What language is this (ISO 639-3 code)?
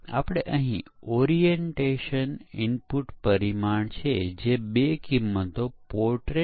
guj